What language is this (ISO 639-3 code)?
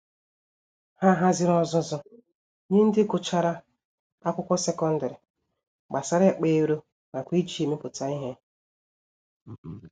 ibo